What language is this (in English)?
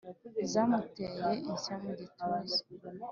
Kinyarwanda